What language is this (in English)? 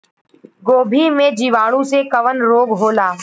Bhojpuri